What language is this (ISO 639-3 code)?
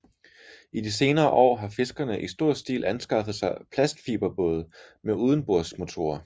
dan